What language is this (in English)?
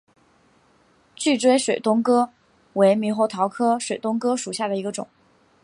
Chinese